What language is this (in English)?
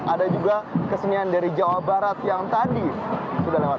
Indonesian